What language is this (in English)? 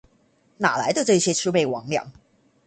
Chinese